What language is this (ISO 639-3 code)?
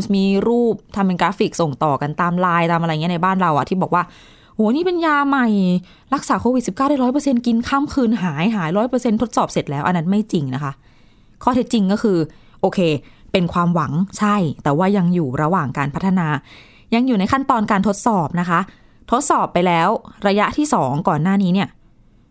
tha